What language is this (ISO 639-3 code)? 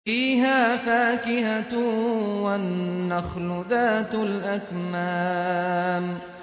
ara